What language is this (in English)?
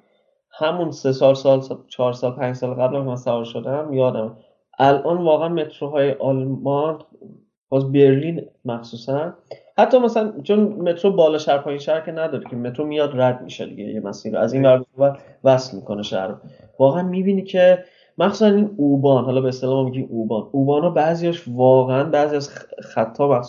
Persian